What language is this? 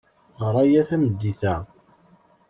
Kabyle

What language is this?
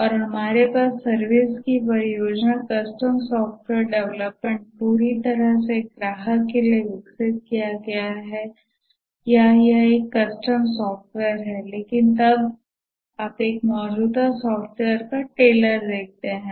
Hindi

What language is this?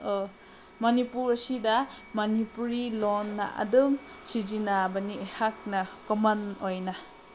Manipuri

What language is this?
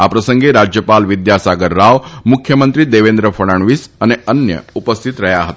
Gujarati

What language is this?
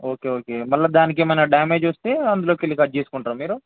Telugu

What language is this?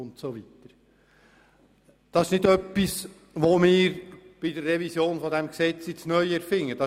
Swiss German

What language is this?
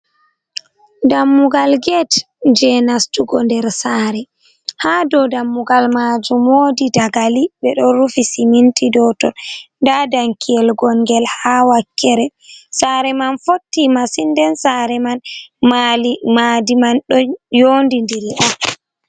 Fula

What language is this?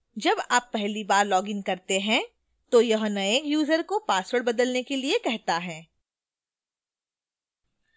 Hindi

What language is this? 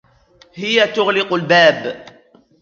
Arabic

